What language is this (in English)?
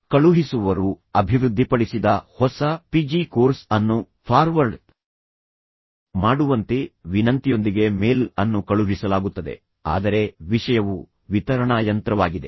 Kannada